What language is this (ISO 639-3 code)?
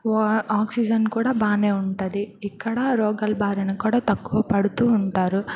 tel